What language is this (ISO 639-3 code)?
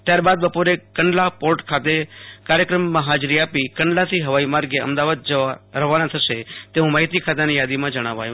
guj